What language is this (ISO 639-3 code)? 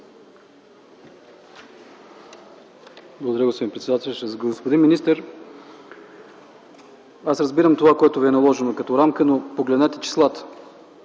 bul